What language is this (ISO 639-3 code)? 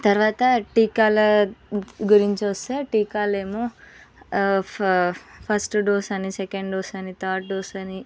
tel